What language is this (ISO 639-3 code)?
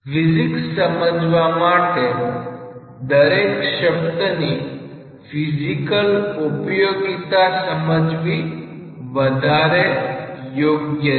guj